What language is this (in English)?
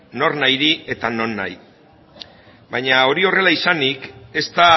Basque